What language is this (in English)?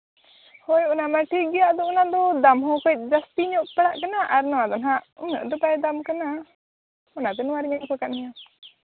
Santali